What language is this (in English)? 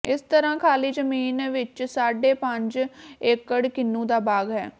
Punjabi